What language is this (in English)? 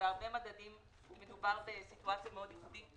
Hebrew